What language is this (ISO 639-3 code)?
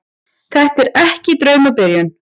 isl